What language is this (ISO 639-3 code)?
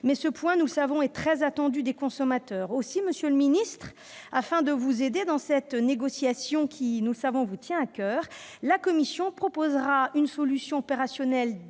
fra